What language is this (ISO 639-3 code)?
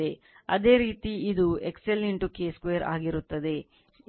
kan